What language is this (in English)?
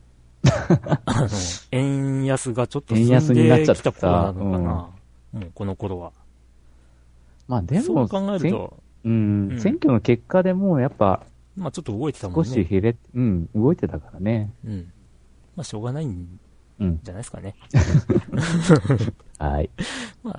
Japanese